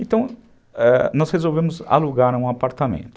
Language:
Portuguese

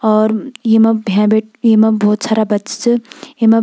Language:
Garhwali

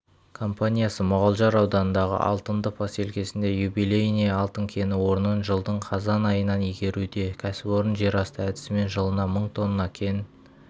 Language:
Kazakh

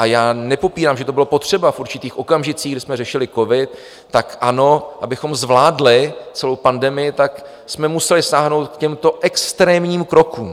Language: Czech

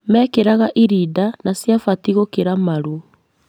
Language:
Kikuyu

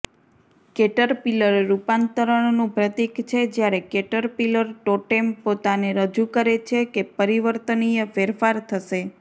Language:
Gujarati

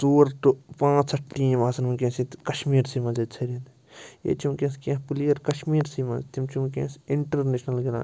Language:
Kashmiri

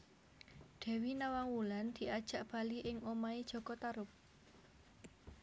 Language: Javanese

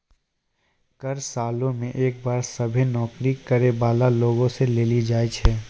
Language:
Maithili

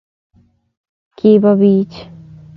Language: Kalenjin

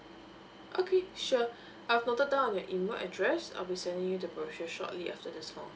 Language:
English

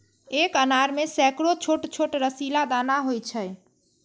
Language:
Maithili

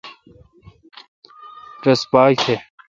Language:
Kalkoti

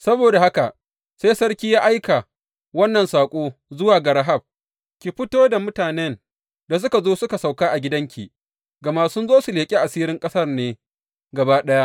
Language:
Hausa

